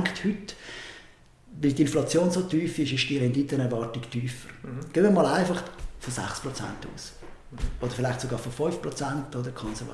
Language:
German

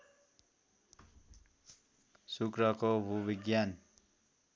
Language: Nepali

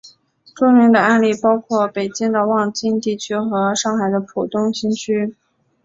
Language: Chinese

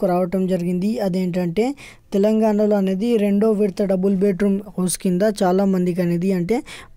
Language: Hindi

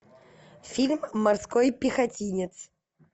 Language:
Russian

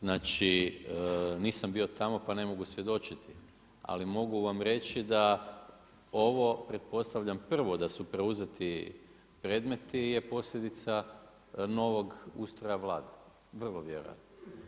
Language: Croatian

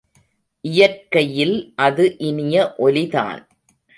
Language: Tamil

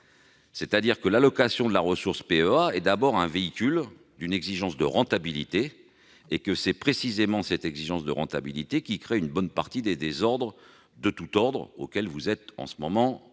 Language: French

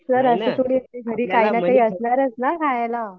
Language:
Marathi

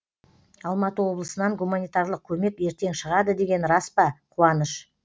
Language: Kazakh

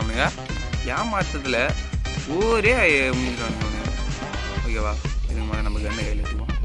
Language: Tamil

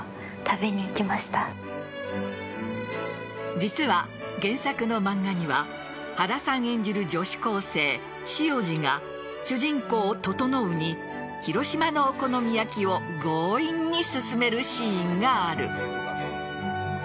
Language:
Japanese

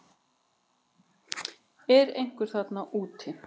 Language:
Icelandic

